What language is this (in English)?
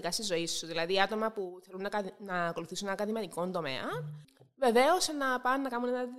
Greek